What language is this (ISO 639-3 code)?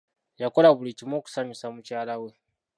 lug